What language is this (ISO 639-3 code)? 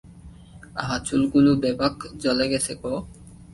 ben